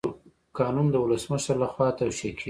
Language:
Pashto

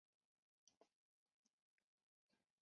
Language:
Chinese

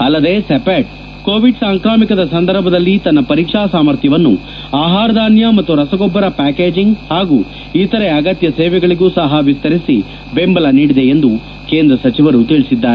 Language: Kannada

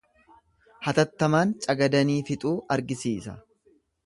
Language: Oromo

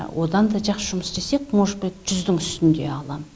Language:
Kazakh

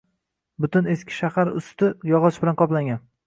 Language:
Uzbek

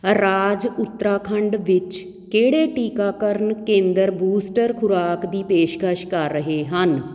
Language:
Punjabi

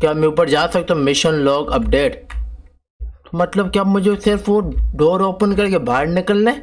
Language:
Urdu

